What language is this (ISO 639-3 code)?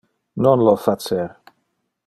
ina